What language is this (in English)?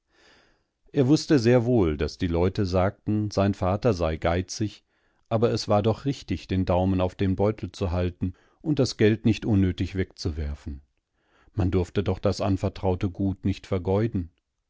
German